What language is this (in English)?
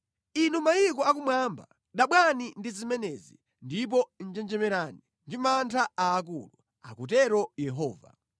Nyanja